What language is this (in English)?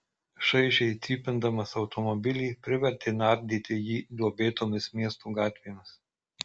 Lithuanian